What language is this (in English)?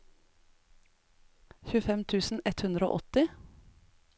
Norwegian